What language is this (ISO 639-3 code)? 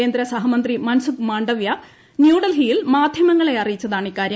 mal